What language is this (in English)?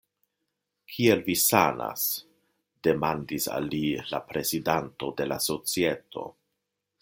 Esperanto